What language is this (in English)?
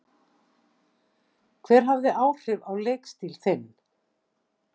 Icelandic